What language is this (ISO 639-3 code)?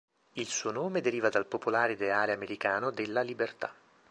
ita